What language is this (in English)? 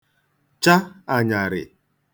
Igbo